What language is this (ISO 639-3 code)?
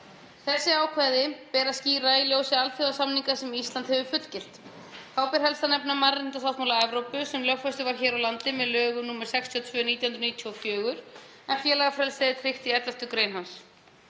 isl